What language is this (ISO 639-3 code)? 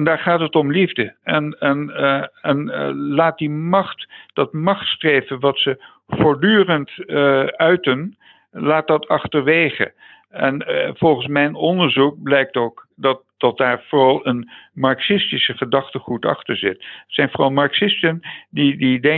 nld